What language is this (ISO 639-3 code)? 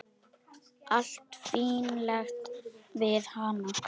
isl